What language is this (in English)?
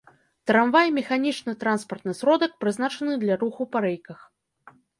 Belarusian